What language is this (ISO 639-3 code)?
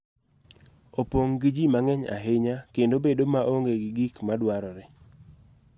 luo